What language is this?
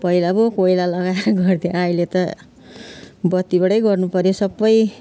Nepali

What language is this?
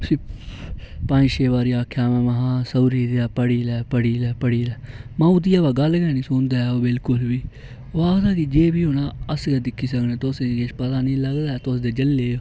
Dogri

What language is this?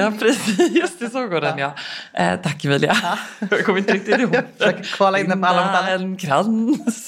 Swedish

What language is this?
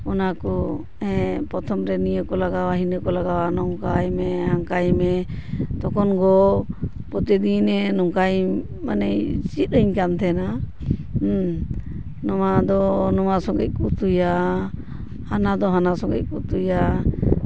Santali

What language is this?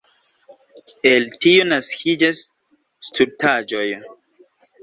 Esperanto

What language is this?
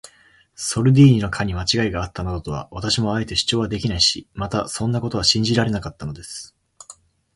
Japanese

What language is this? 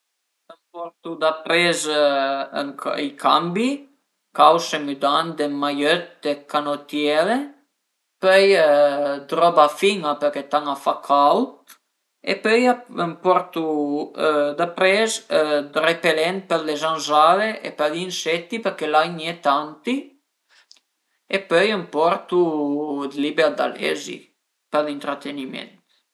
Piedmontese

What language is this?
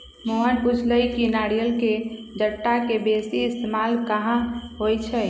Magahi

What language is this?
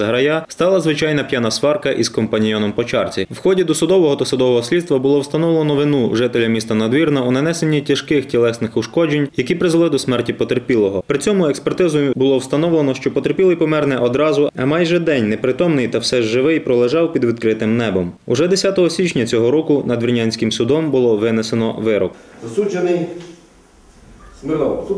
Ukrainian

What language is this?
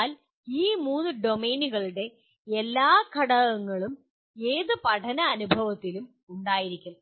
Malayalam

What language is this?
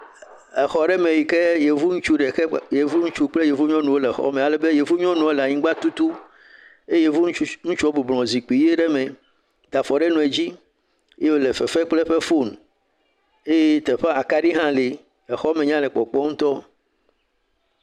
Ewe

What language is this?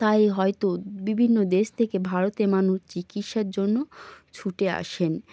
Bangla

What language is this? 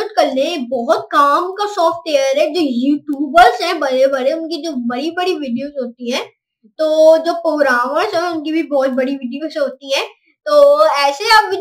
Hindi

